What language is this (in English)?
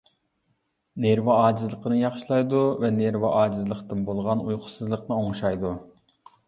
Uyghur